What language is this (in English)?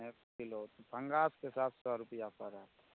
Maithili